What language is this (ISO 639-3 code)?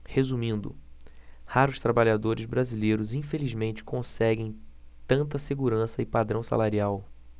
por